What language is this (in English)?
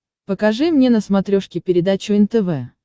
Russian